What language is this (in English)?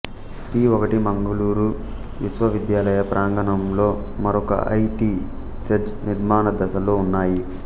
Telugu